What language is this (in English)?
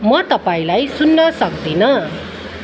Nepali